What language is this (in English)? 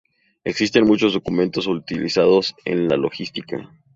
Spanish